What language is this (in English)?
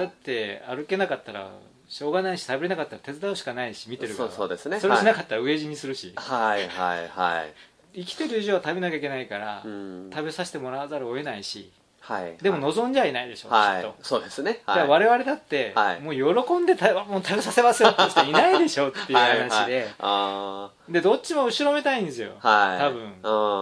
Japanese